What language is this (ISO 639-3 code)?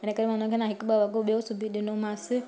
snd